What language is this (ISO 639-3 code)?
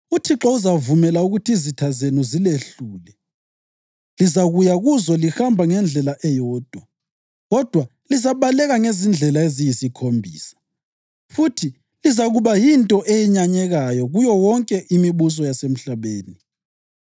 nde